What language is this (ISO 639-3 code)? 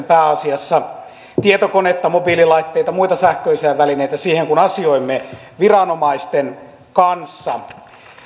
fin